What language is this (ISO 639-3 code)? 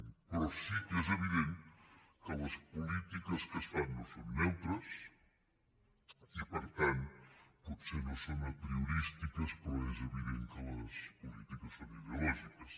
cat